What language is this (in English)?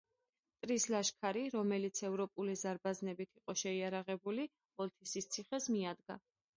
Georgian